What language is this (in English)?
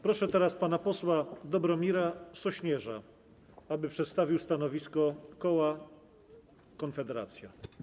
Polish